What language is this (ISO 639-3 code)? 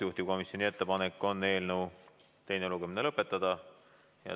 est